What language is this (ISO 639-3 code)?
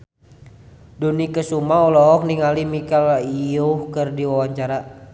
sun